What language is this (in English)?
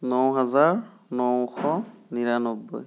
Assamese